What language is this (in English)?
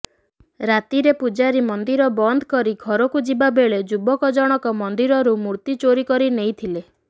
Odia